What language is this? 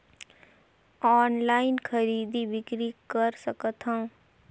Chhattisgarhi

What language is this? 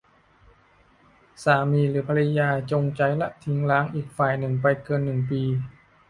Thai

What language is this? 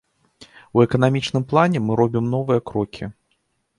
Belarusian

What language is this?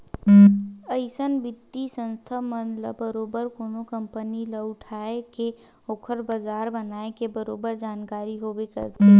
Chhattisgarhi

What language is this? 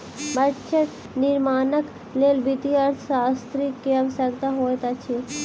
Maithili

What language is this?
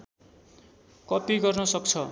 Nepali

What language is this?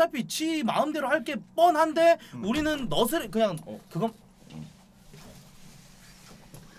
Korean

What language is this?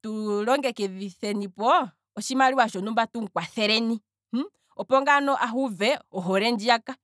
Kwambi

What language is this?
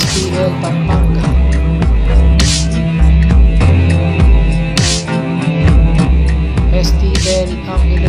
Arabic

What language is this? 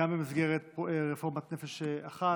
Hebrew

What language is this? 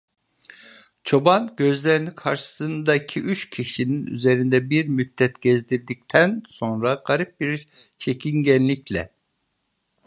Turkish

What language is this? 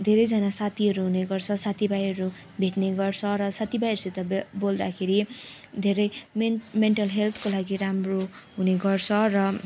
Nepali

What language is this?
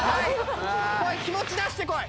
Japanese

